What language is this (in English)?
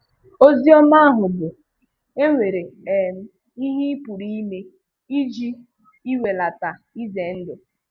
Igbo